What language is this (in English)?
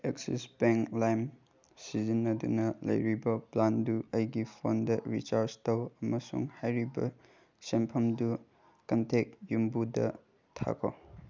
Manipuri